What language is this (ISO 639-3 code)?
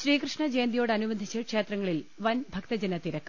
mal